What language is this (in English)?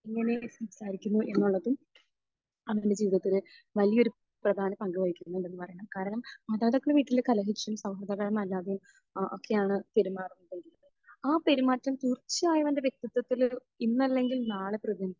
Malayalam